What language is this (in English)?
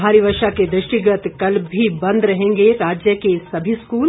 Hindi